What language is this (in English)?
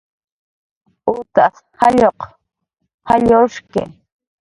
Jaqaru